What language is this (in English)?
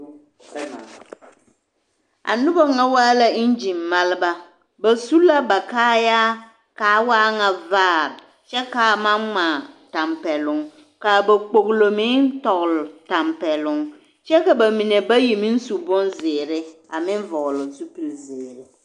Southern Dagaare